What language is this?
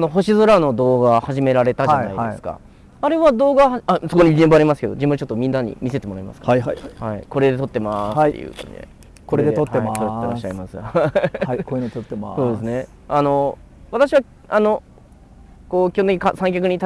Japanese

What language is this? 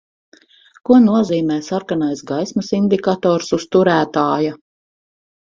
Latvian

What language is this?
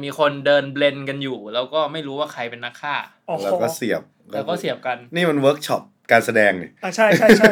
Thai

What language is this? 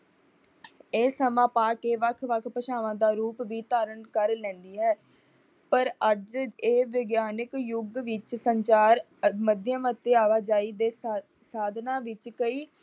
Punjabi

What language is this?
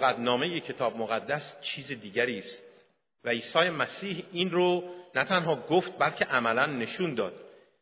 Persian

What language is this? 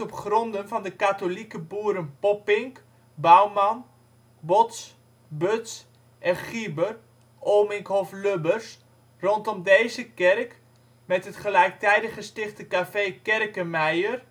Dutch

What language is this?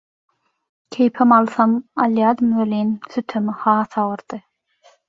Turkmen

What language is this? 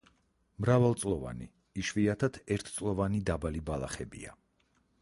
Georgian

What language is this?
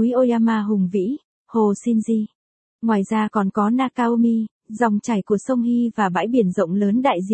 Vietnamese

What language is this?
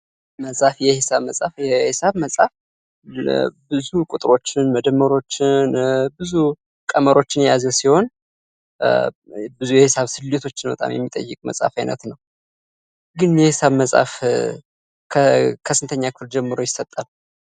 Amharic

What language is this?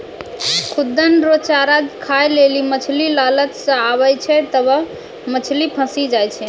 Maithili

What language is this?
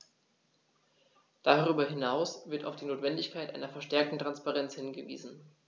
German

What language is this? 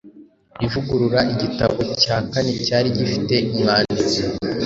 Kinyarwanda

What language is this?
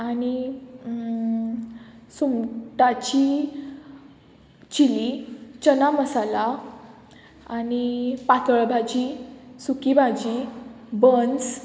Konkani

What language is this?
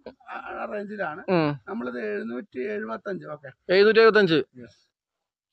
Malayalam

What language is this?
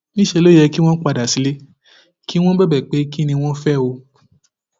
Yoruba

